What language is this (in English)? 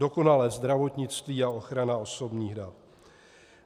Czech